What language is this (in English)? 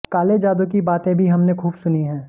Hindi